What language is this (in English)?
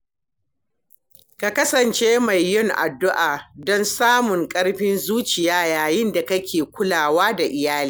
Hausa